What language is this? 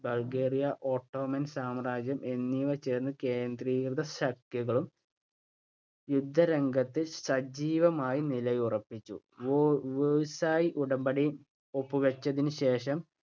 Malayalam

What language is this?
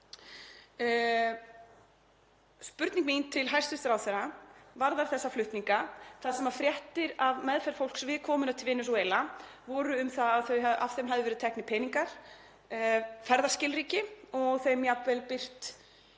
Icelandic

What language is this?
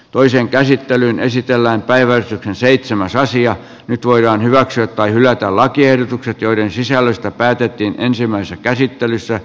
Finnish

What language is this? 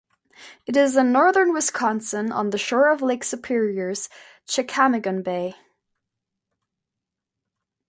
English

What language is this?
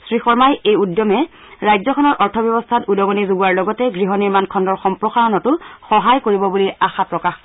Assamese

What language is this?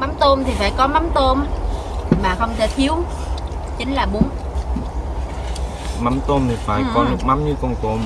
Vietnamese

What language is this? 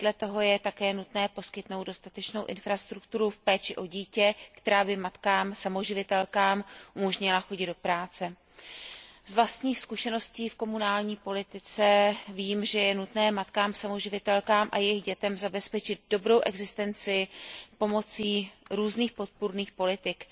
Czech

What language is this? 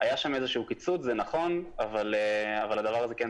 Hebrew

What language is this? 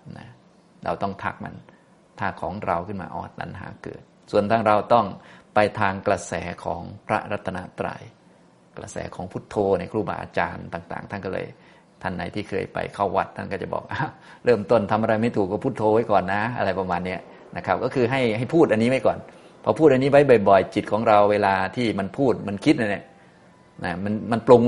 Thai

